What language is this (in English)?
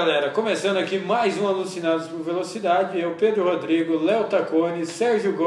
Portuguese